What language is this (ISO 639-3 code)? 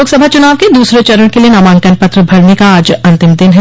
hin